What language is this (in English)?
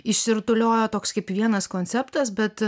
Lithuanian